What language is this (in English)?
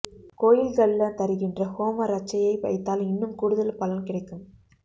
Tamil